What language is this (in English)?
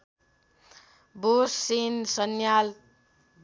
Nepali